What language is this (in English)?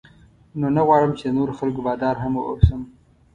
Pashto